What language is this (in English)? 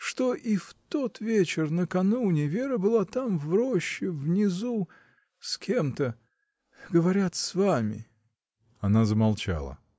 Russian